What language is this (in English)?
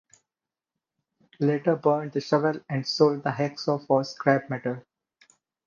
English